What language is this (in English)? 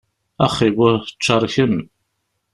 Kabyle